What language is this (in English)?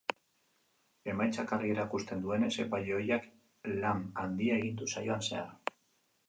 Basque